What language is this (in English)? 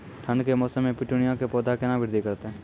Maithili